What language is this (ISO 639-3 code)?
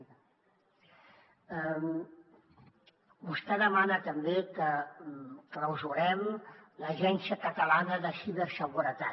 cat